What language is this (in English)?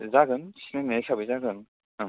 Bodo